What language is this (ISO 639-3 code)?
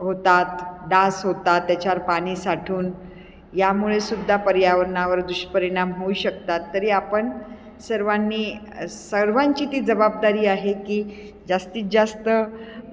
mar